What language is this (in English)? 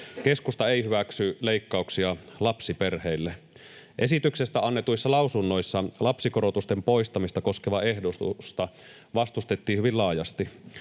Finnish